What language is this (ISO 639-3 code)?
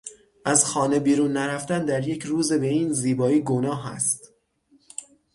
fas